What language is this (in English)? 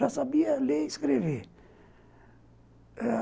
Portuguese